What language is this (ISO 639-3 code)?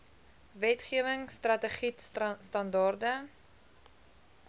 afr